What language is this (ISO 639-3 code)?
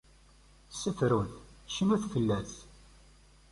kab